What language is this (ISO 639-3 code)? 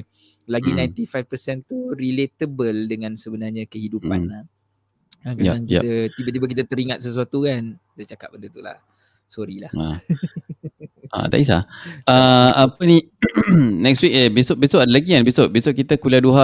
msa